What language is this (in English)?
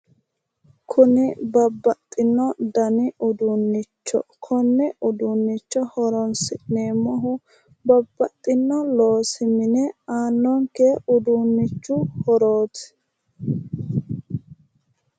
Sidamo